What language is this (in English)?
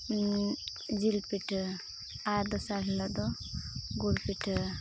Santali